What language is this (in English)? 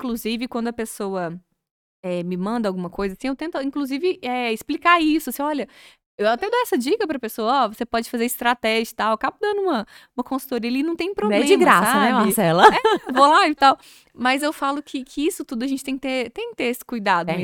Portuguese